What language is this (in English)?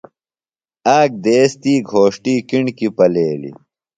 Phalura